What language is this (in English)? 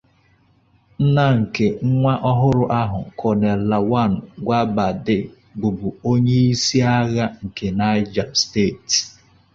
Igbo